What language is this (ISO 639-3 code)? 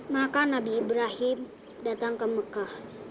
ind